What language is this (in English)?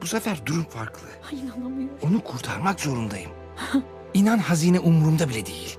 Turkish